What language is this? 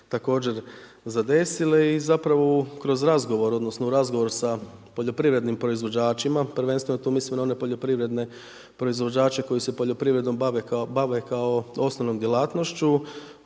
Croatian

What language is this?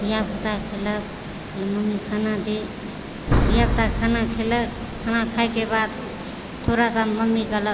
Maithili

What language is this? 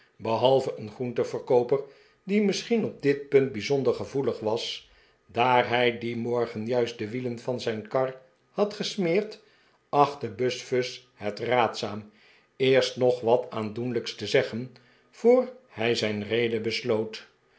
Dutch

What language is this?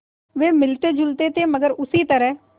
Hindi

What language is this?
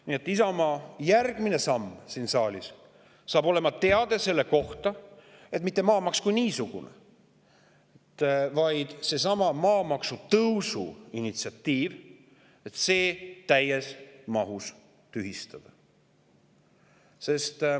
Estonian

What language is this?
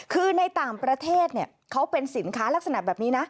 Thai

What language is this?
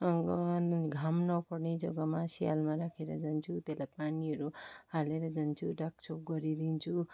Nepali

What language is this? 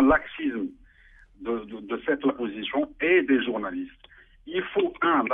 French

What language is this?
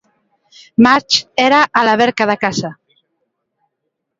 Galician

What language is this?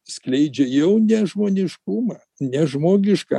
Lithuanian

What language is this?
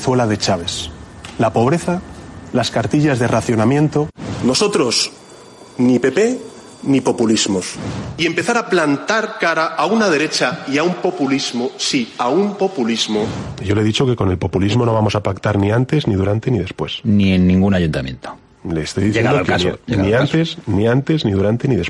Spanish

